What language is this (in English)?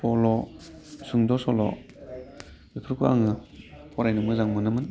Bodo